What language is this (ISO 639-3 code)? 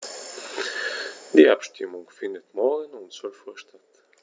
deu